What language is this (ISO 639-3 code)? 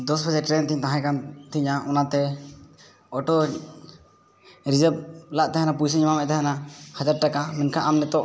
sat